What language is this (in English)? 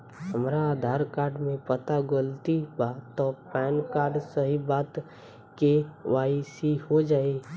Bhojpuri